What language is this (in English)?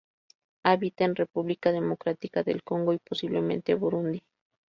Spanish